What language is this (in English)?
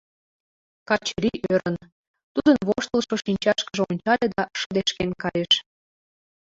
Mari